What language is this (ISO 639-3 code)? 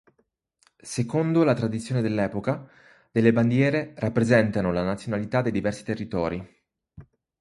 ita